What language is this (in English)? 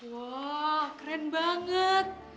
Indonesian